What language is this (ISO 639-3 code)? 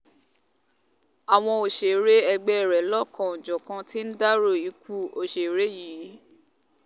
yor